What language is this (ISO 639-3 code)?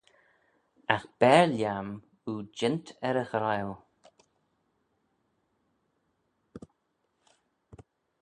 glv